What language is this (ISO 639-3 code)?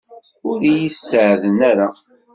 kab